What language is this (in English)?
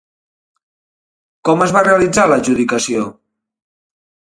Catalan